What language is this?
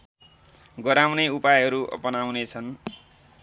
Nepali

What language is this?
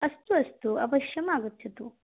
Sanskrit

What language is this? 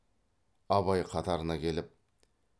Kazakh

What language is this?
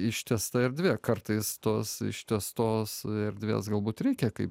Lithuanian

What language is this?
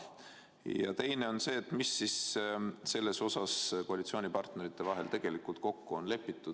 Estonian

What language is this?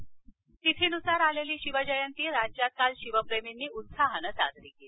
Marathi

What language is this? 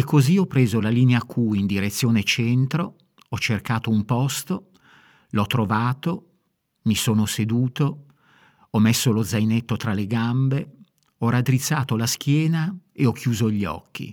Italian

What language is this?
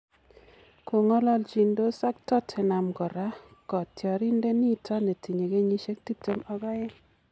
Kalenjin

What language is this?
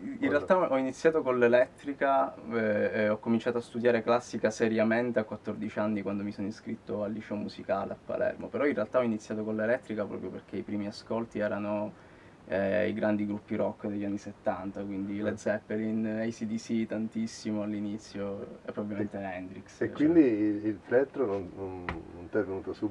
Italian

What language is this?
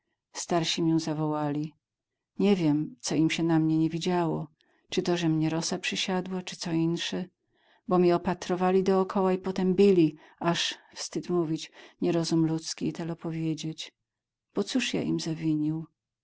Polish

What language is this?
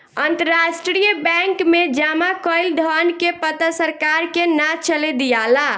Bhojpuri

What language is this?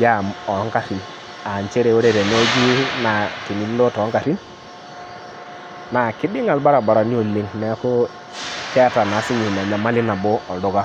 Masai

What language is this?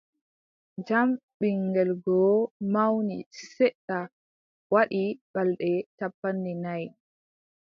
Adamawa Fulfulde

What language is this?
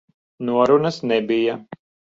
Latvian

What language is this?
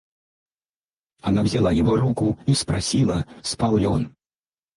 Russian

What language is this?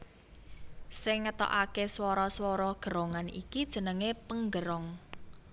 Javanese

